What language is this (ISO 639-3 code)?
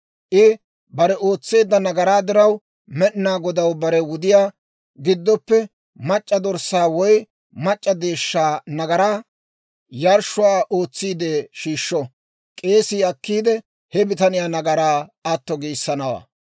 dwr